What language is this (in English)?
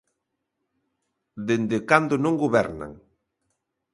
Galician